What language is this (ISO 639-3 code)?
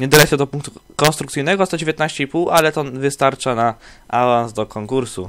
pol